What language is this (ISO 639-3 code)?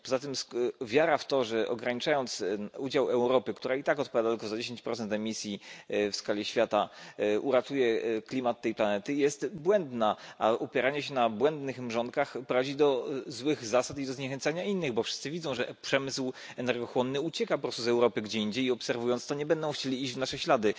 pol